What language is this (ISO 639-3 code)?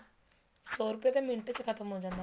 pan